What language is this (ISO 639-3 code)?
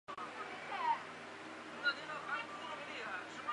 zho